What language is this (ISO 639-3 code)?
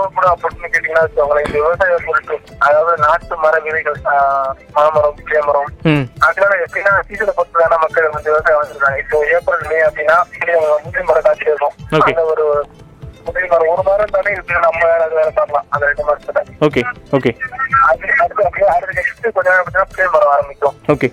tam